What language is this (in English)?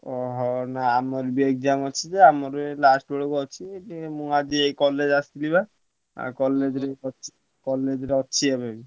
Odia